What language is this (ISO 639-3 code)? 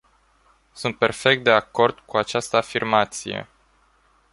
ron